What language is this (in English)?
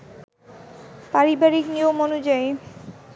Bangla